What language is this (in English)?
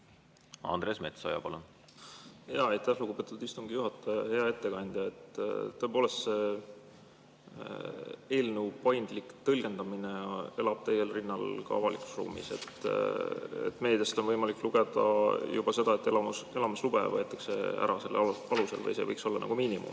Estonian